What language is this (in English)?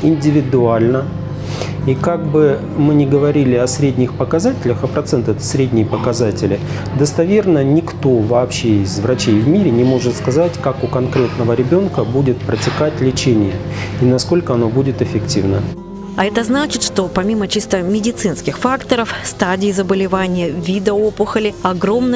Russian